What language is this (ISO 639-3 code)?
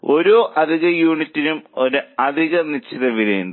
mal